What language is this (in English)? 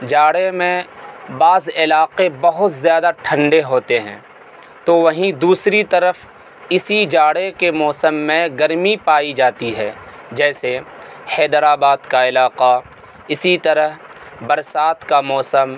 Urdu